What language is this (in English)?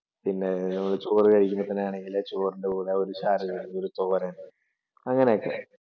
Malayalam